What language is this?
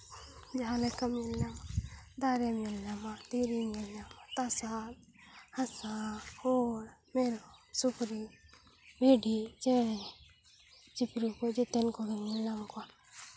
Santali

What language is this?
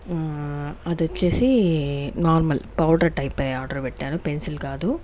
Telugu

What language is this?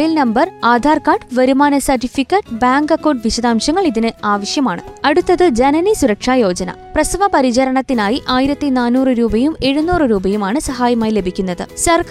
Malayalam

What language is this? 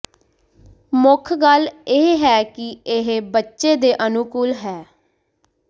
Punjabi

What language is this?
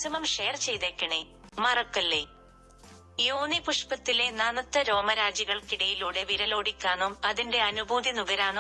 Malayalam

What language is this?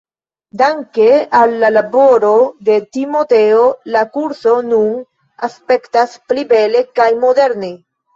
Esperanto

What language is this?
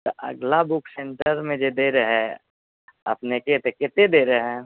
Maithili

